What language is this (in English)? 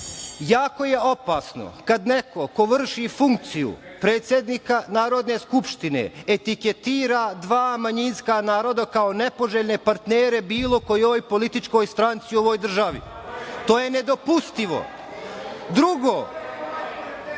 Serbian